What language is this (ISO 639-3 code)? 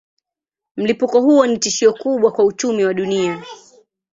swa